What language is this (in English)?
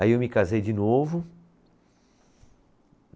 Portuguese